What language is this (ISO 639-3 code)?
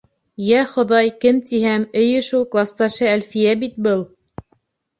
bak